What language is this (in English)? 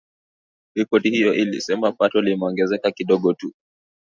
Swahili